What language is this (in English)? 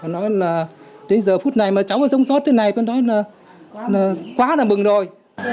Vietnamese